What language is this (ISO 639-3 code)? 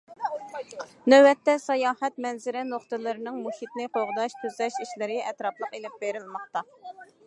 uig